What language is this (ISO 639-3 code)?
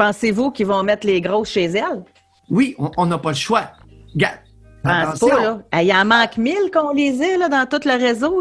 fra